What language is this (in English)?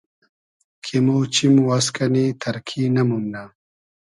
Hazaragi